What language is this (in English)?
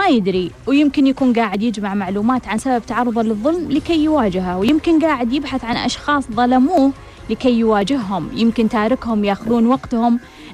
Arabic